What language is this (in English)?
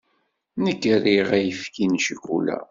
Kabyle